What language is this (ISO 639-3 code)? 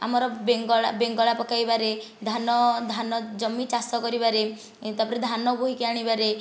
ori